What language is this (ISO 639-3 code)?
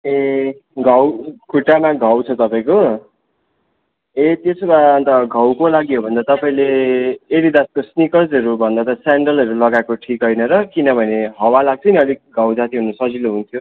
nep